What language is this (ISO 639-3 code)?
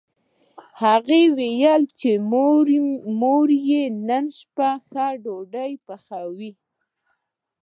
pus